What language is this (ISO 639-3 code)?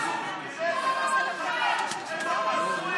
heb